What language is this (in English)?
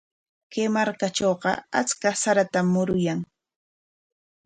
Corongo Ancash Quechua